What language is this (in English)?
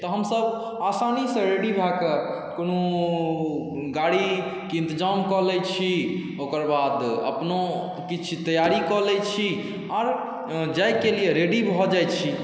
Maithili